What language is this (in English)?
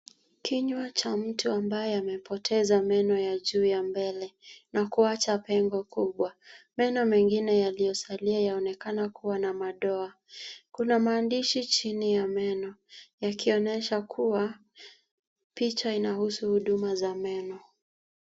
Swahili